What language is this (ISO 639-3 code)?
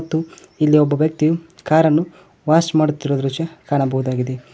kan